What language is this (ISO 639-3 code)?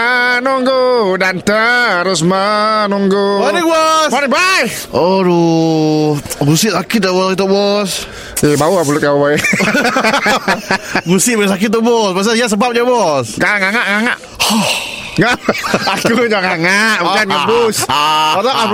msa